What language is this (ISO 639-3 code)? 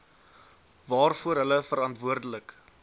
afr